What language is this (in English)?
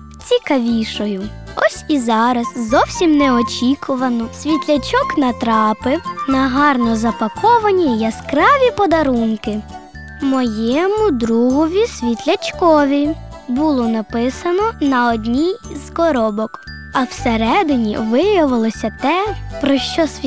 Ukrainian